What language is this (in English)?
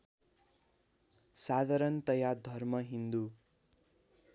Nepali